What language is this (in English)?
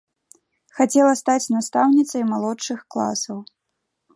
Belarusian